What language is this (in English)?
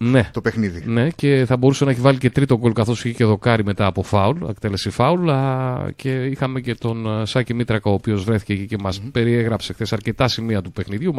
Greek